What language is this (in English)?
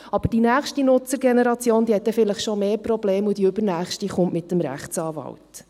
Swiss German